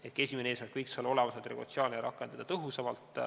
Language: Estonian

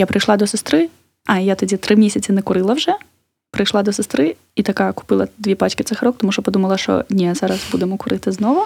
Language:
Ukrainian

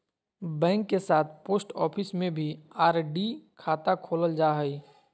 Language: Magahi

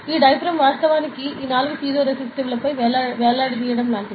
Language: Telugu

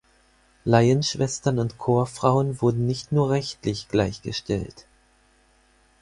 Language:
German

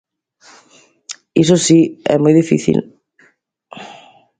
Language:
Galician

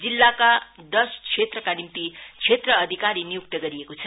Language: Nepali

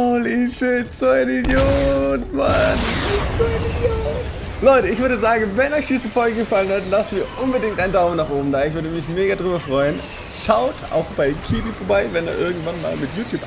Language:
German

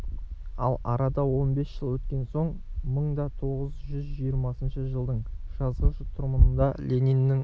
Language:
Kazakh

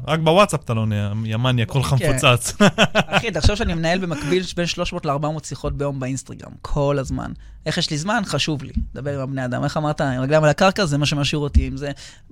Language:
Hebrew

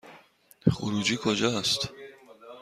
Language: Persian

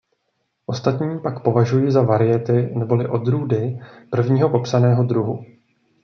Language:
Czech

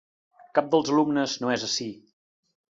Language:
Catalan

